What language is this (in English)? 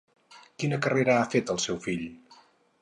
Catalan